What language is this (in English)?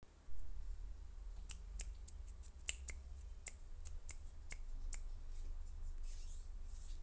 Russian